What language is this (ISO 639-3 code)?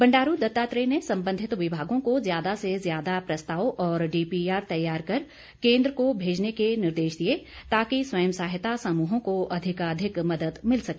hin